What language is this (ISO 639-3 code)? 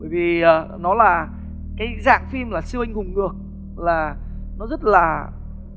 vie